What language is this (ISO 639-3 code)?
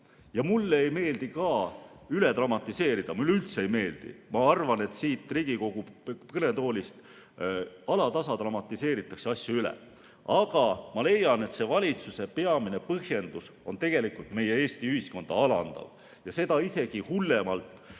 est